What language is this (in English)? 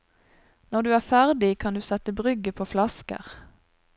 Norwegian